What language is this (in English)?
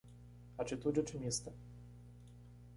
Portuguese